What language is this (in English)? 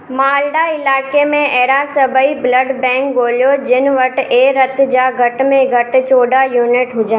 Sindhi